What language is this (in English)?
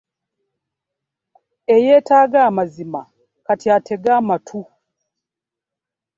Ganda